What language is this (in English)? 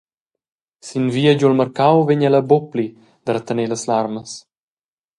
Romansh